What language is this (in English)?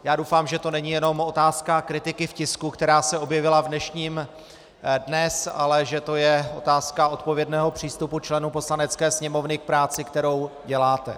Czech